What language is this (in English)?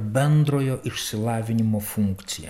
Lithuanian